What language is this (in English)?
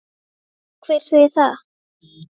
Icelandic